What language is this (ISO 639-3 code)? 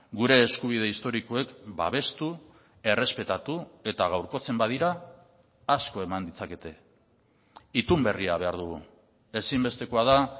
eus